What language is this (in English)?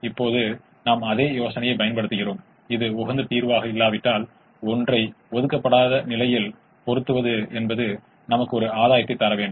Tamil